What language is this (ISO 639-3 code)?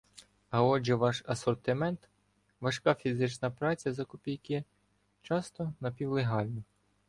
ukr